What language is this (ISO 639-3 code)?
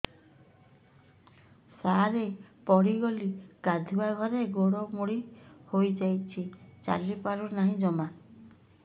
ori